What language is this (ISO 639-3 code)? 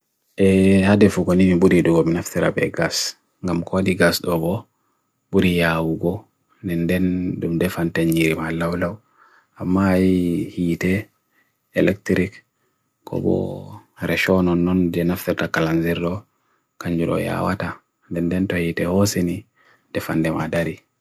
fui